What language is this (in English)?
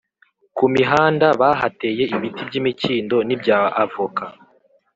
Kinyarwanda